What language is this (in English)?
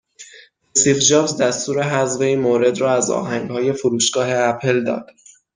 Persian